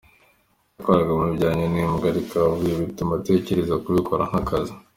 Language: Kinyarwanda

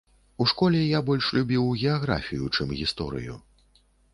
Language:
Belarusian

